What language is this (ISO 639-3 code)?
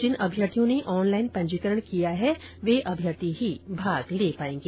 hin